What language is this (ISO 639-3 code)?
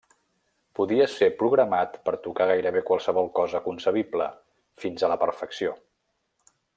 cat